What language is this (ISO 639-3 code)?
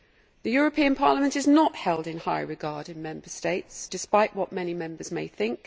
eng